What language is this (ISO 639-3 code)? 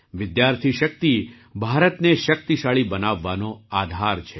guj